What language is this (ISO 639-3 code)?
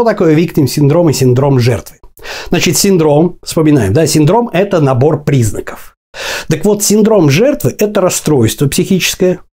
rus